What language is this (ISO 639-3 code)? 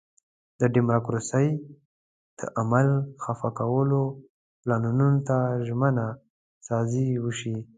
pus